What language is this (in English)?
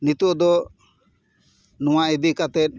Santali